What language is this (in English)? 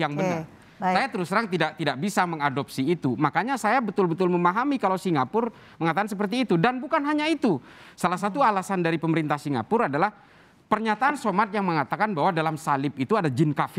Indonesian